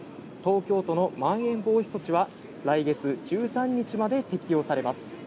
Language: Japanese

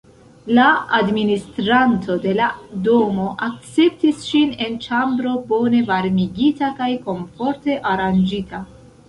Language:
Esperanto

